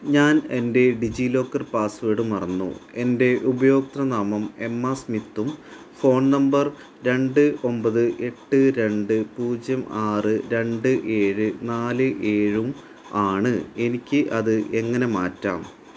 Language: Malayalam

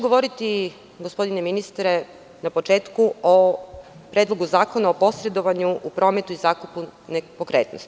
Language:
Serbian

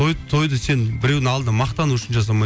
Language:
Kazakh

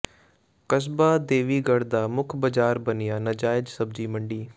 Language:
Punjabi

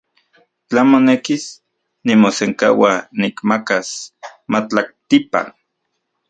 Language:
Central Puebla Nahuatl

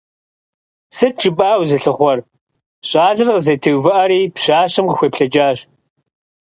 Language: Kabardian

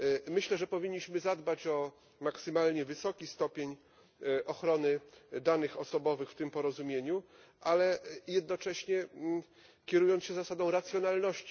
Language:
Polish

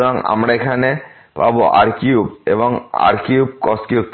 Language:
Bangla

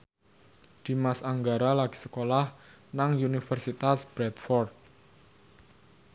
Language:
Javanese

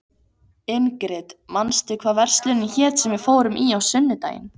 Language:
Icelandic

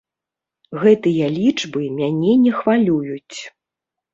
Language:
Belarusian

